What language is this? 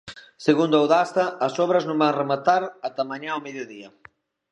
Galician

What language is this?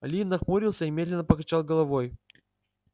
Russian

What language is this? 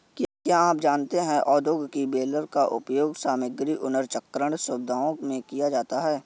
Hindi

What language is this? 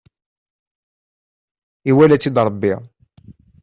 Kabyle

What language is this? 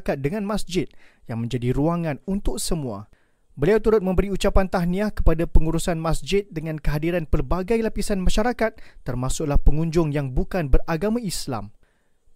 Malay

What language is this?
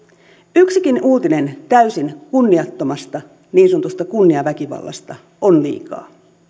Finnish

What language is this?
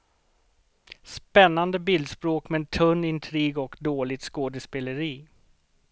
Swedish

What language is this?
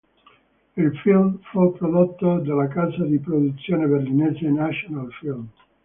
Italian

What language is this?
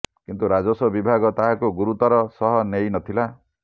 Odia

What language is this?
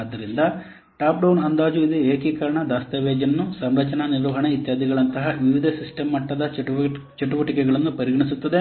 Kannada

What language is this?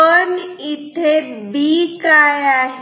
Marathi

